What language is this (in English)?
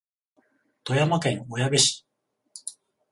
Japanese